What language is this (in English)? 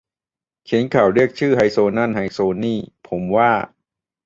Thai